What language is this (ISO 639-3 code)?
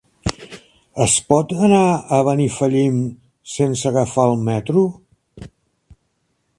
cat